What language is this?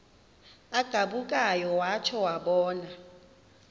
Xhosa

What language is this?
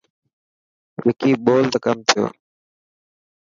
Dhatki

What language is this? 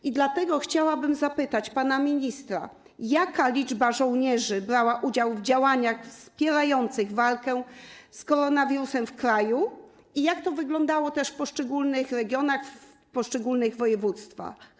Polish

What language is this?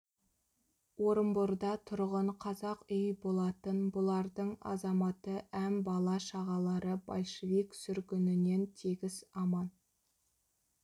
Kazakh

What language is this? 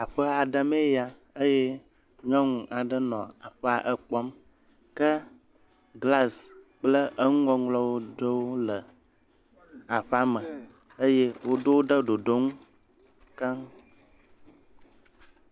Ewe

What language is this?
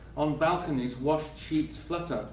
English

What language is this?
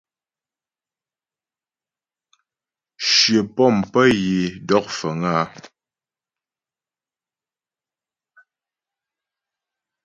Ghomala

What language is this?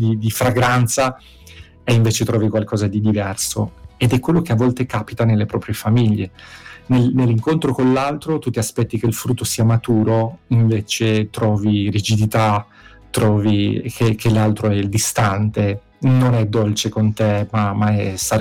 Italian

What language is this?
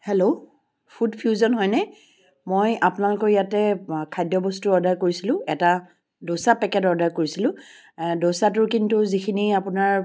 Assamese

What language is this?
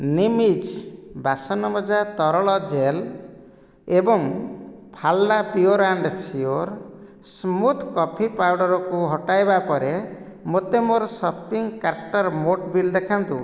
Odia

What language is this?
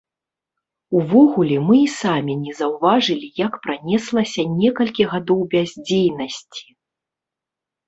Belarusian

